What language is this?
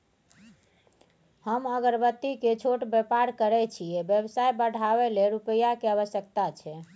Maithili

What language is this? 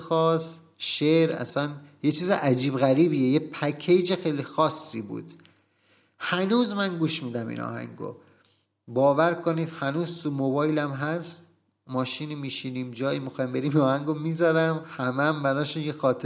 Persian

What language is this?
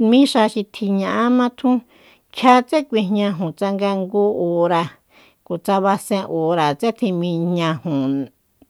Soyaltepec Mazatec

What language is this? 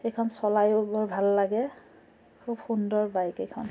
Assamese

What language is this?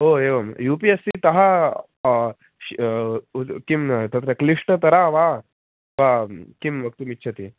Sanskrit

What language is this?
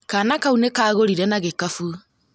Kikuyu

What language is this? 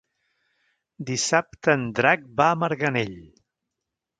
Catalan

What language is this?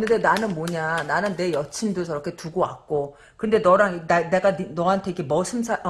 Korean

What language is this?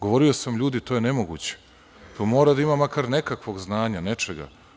Serbian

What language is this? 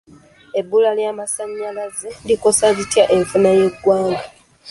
Ganda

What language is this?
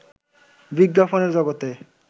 Bangla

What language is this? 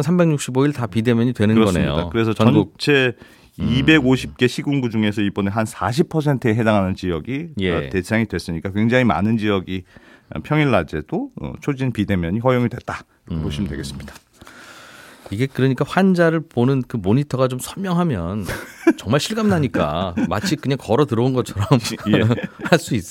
Korean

